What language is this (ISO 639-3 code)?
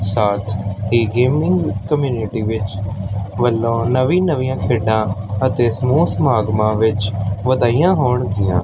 pan